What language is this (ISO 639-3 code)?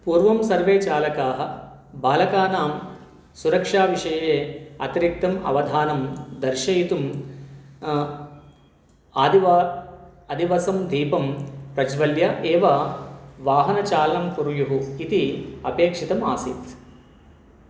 san